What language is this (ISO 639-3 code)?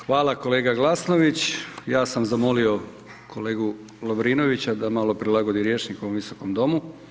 hrv